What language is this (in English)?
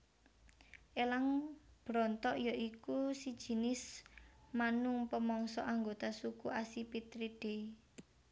Javanese